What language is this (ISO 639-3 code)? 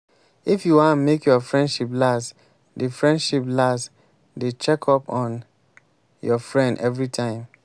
pcm